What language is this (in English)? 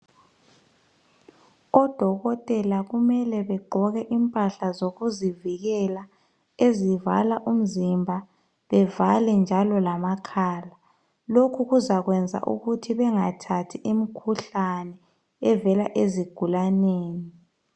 North Ndebele